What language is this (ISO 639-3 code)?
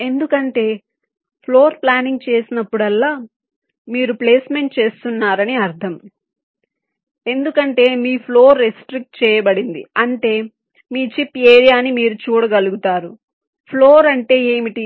tel